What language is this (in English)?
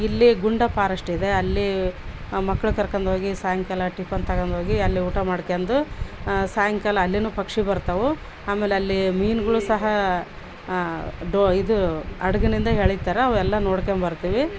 Kannada